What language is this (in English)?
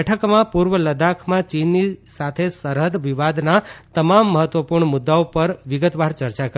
Gujarati